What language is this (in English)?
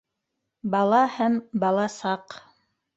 Bashkir